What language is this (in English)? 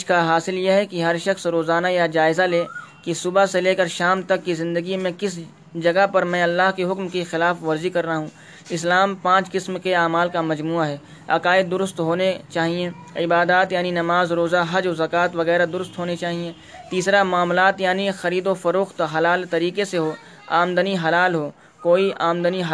Urdu